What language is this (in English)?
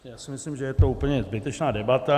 Czech